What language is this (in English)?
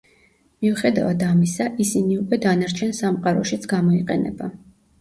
Georgian